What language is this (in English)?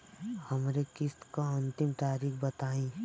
Bhojpuri